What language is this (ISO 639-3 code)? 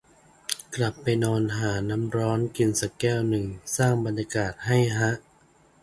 tha